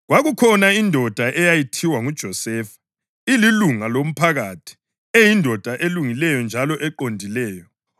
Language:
North Ndebele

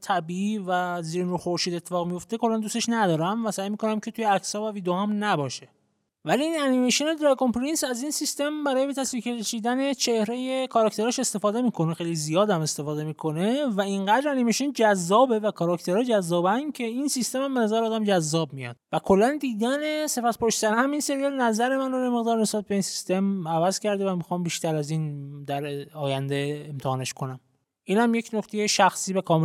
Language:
Persian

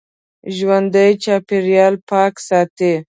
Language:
Pashto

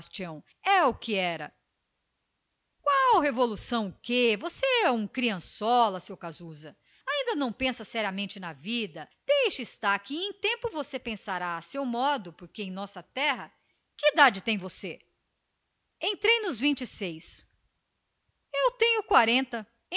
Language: Portuguese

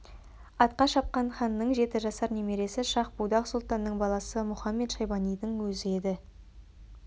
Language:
Kazakh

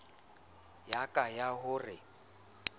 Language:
Southern Sotho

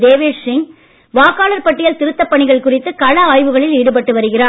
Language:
Tamil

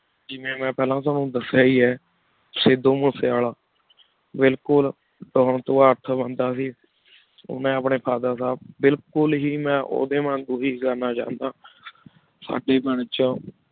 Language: Punjabi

